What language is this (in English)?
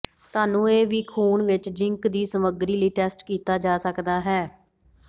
Punjabi